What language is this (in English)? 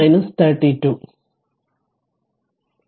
Malayalam